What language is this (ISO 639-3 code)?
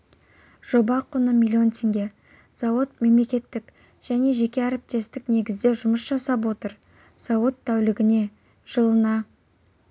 kaz